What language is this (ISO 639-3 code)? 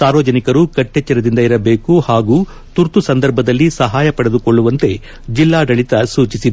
kan